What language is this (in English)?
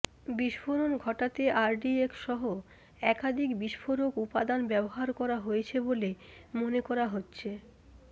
Bangla